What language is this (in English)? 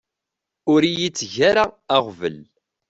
Kabyle